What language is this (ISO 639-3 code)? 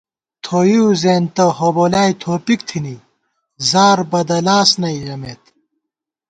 gwt